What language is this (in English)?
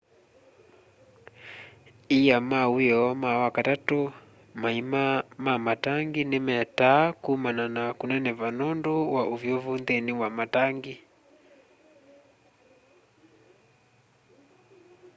Kamba